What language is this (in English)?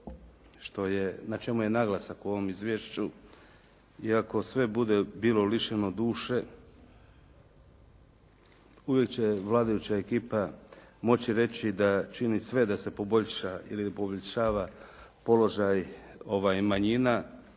Croatian